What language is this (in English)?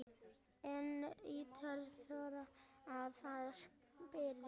Icelandic